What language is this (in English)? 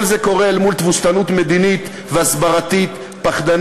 Hebrew